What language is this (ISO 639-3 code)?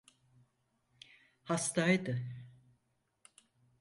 tur